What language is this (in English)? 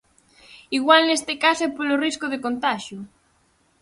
Galician